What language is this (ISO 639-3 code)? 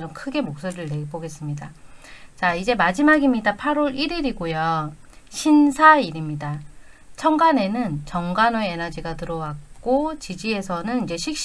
kor